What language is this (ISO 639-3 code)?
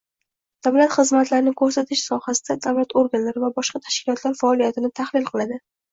uzb